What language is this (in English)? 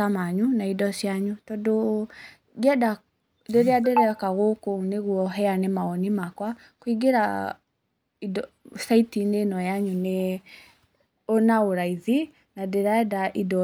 Kikuyu